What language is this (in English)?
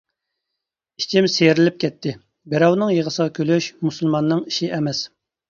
Uyghur